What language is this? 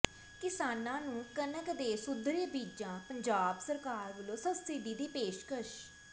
Punjabi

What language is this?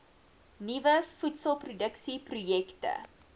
Afrikaans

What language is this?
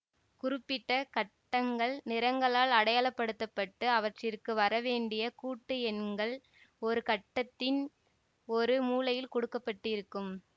Tamil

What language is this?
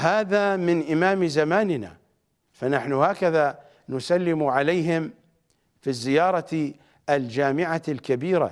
Arabic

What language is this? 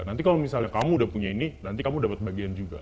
Indonesian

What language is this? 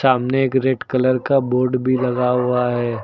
Hindi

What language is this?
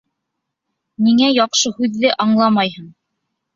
Bashkir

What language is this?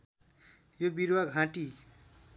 Nepali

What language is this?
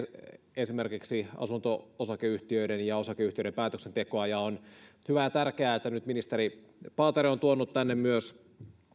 Finnish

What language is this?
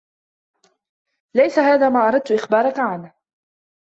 Arabic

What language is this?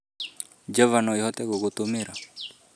Kikuyu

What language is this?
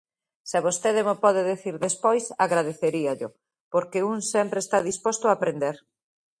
Galician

